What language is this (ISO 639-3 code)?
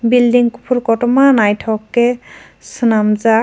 trp